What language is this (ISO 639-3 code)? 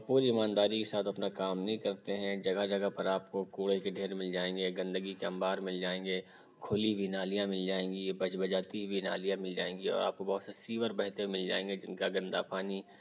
urd